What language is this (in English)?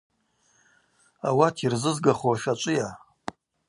Abaza